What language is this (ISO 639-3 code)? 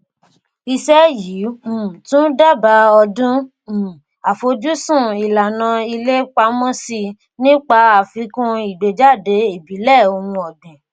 yor